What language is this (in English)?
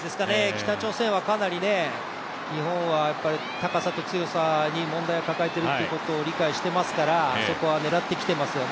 Japanese